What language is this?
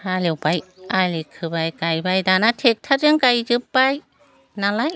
Bodo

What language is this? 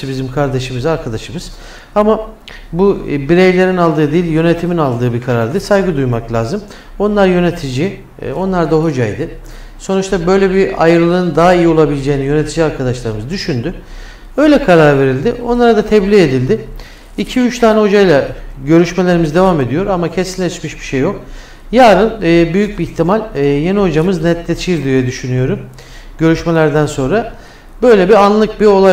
Turkish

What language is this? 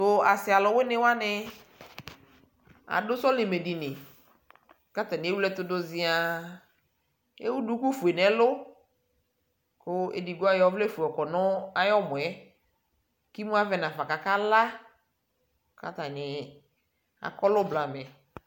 Ikposo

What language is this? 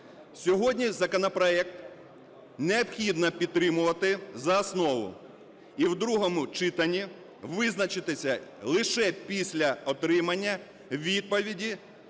Ukrainian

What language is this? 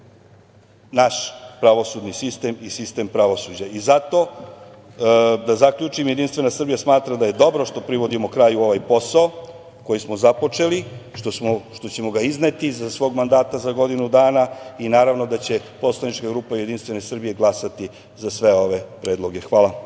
Serbian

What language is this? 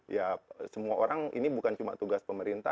Indonesian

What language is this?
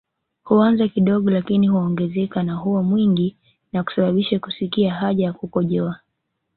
Swahili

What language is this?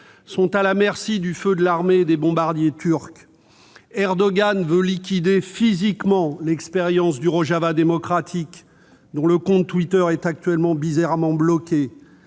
French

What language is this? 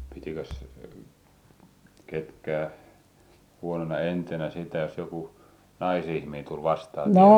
Finnish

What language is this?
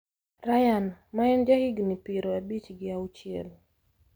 Luo (Kenya and Tanzania)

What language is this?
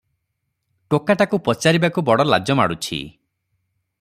Odia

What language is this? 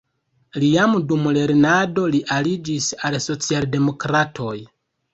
Esperanto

